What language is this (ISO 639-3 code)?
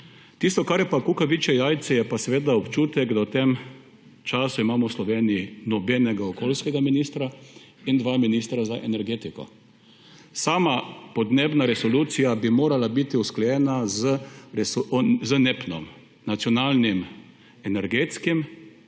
slv